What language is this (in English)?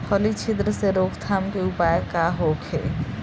Bhojpuri